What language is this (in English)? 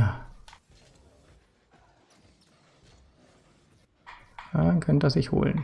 German